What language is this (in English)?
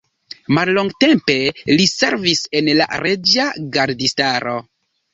Esperanto